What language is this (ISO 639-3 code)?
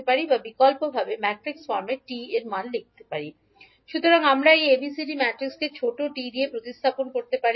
ben